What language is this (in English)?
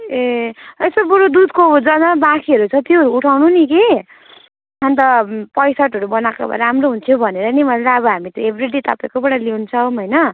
Nepali